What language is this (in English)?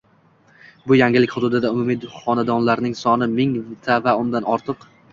Uzbek